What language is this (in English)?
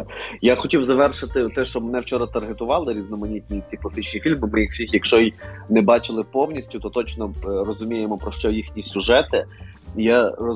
Ukrainian